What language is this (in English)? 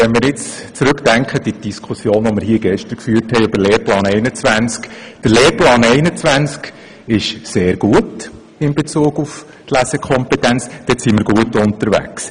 Swiss German